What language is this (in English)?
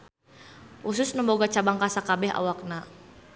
Sundanese